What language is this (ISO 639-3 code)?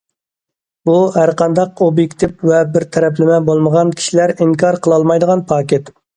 uig